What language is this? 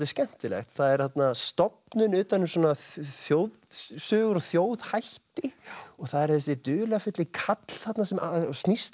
Icelandic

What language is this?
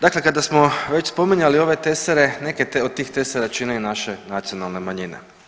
Croatian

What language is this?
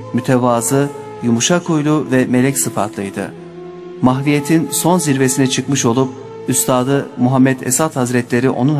Turkish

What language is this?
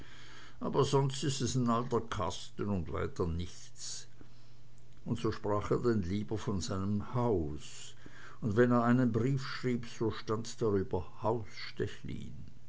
German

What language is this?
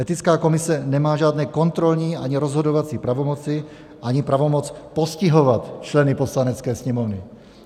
Czech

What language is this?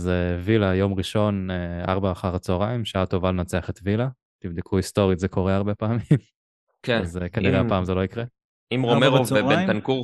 Hebrew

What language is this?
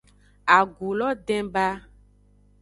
Aja (Benin)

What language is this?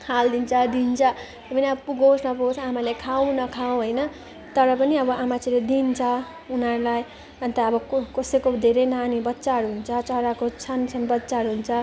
Nepali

